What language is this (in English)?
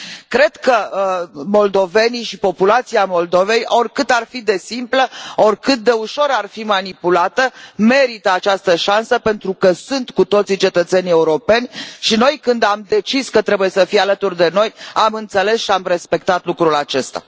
Romanian